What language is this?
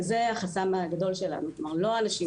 Hebrew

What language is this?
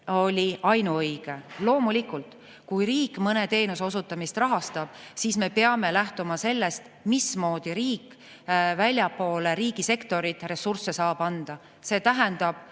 Estonian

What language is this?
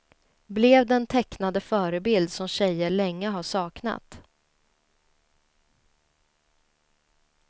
Swedish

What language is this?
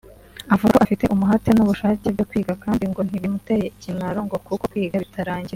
Kinyarwanda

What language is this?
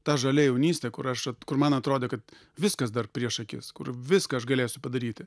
Lithuanian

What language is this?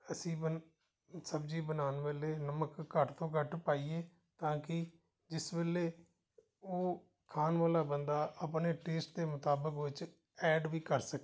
Punjabi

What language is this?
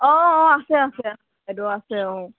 Assamese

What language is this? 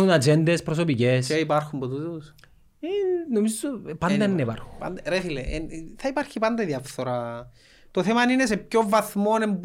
Greek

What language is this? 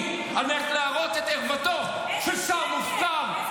Hebrew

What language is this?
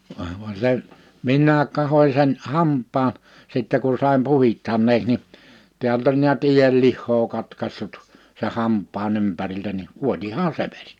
Finnish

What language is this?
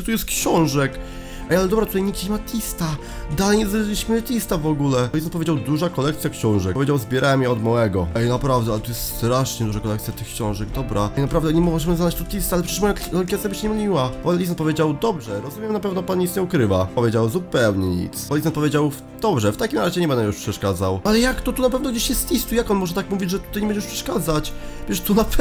Polish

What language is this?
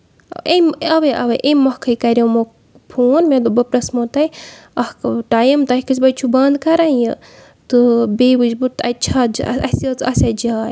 Kashmiri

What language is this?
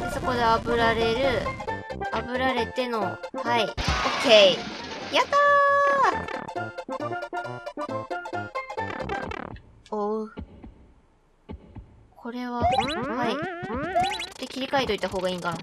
Japanese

